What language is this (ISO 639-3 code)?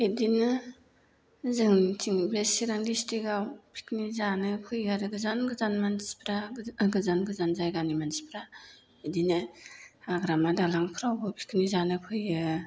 brx